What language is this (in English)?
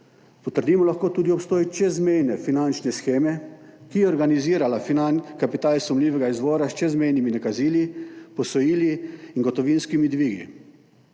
Slovenian